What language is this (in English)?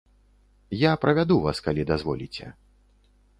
Belarusian